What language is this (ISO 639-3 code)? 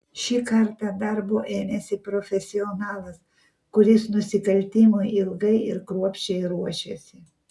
lit